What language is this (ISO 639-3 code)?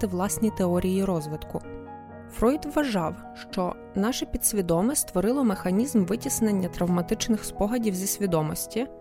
ukr